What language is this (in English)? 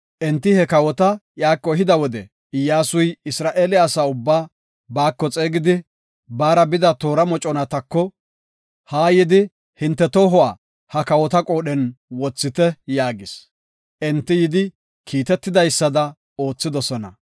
Gofa